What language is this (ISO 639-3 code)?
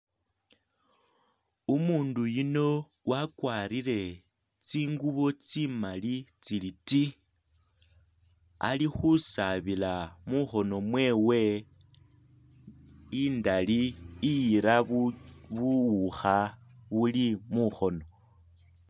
myx